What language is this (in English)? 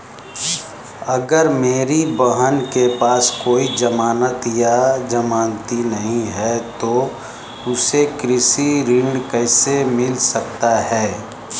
Hindi